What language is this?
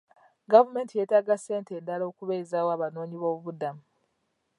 Ganda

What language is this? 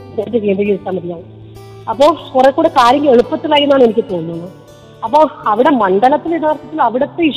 Malayalam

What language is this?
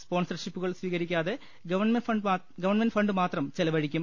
Malayalam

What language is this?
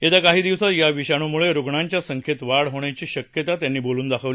Marathi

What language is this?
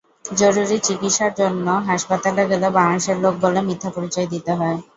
Bangla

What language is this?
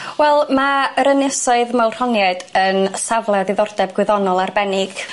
Welsh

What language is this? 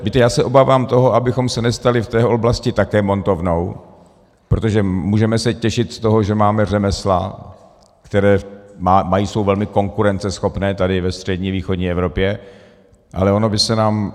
Czech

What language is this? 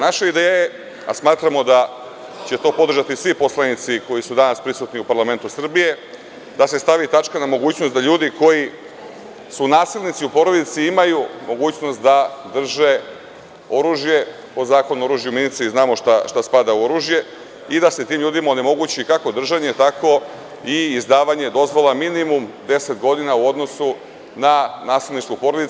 Serbian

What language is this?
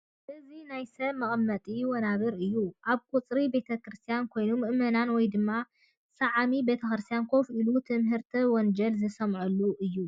Tigrinya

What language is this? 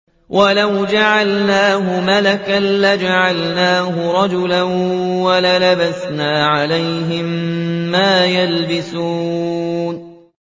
Arabic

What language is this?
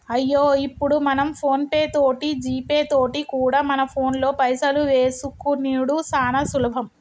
Telugu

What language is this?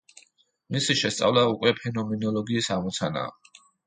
Georgian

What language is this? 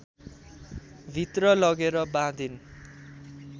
Nepali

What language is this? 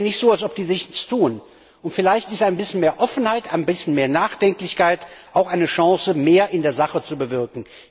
German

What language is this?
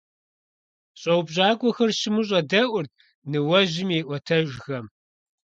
Kabardian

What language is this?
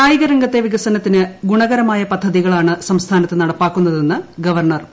Malayalam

